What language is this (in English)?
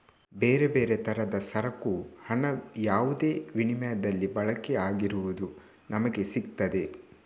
Kannada